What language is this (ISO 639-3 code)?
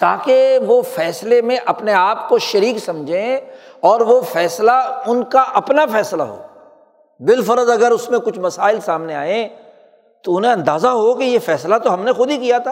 urd